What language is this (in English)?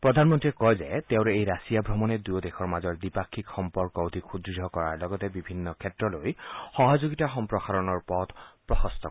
Assamese